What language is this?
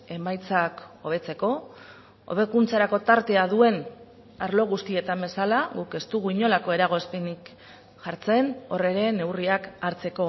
Basque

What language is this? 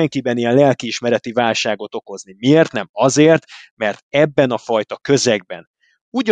Hungarian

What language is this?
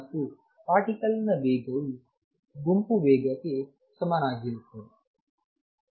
Kannada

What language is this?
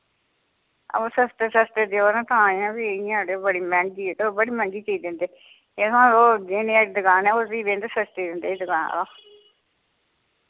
Dogri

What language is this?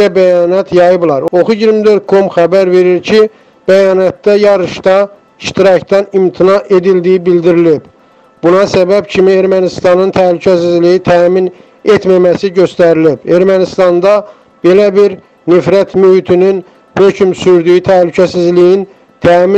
Turkish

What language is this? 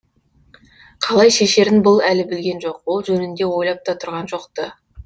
Kazakh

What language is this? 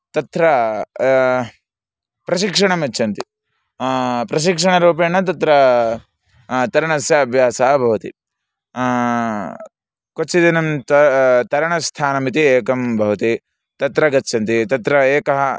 Sanskrit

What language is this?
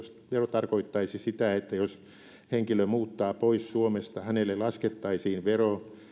Finnish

